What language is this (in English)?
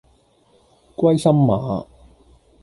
Cantonese